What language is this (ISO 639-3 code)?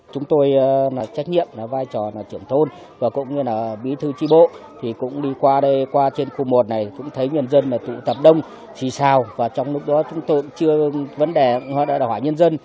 vie